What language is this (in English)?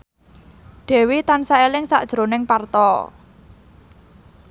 Javanese